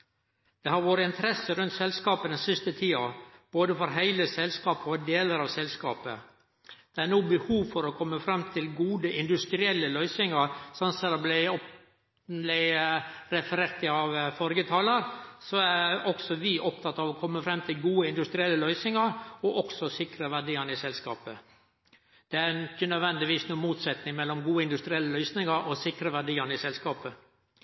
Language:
Norwegian Nynorsk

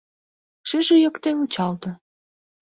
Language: Mari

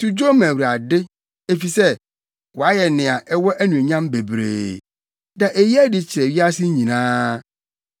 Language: Akan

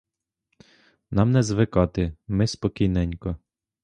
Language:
Ukrainian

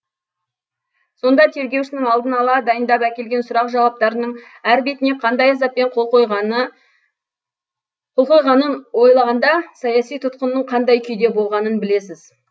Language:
Kazakh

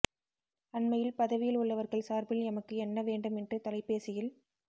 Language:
Tamil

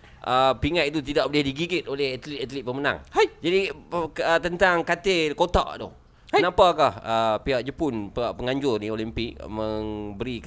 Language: Malay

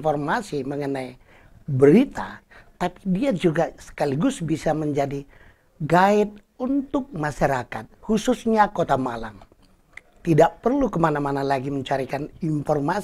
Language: Indonesian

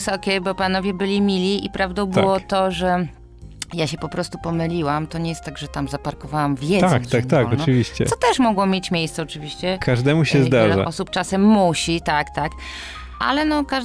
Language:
Polish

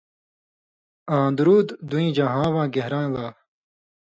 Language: Indus Kohistani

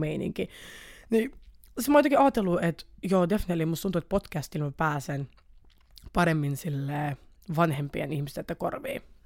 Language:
Finnish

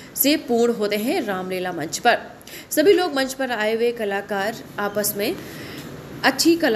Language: Hindi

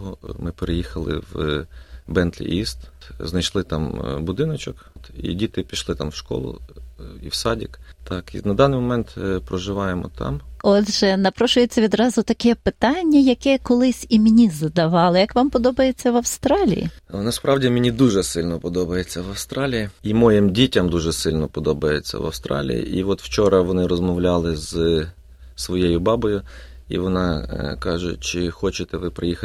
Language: Ukrainian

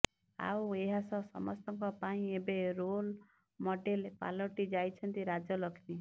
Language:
Odia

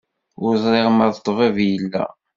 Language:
Kabyle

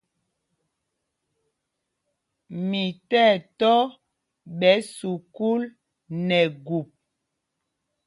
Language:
Mpumpong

